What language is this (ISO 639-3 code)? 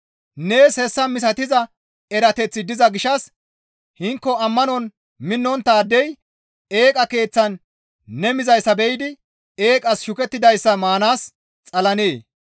gmv